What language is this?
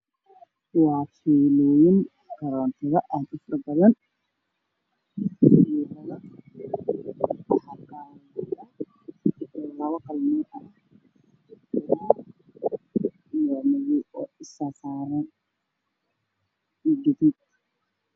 Somali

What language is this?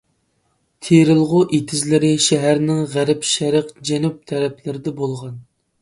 Uyghur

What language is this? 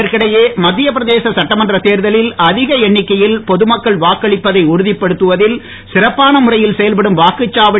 Tamil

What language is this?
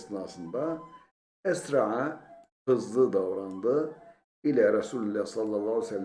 Turkish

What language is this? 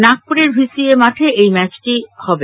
Bangla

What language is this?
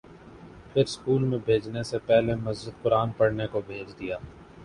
Urdu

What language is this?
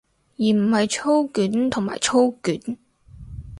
Cantonese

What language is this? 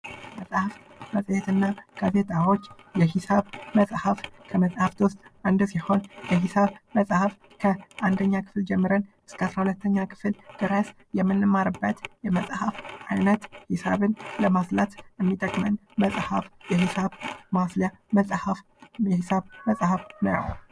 Amharic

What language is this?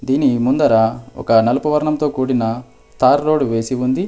Telugu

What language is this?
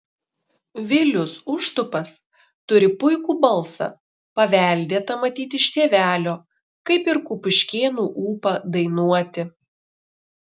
Lithuanian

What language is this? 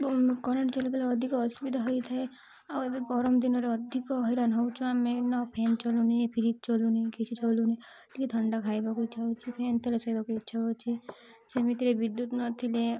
Odia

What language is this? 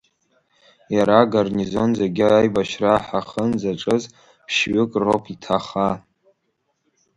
Abkhazian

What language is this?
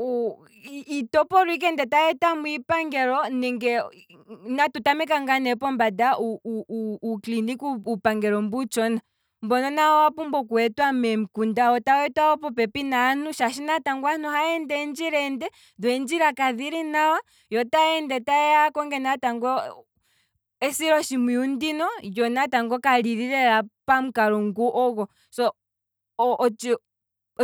Kwambi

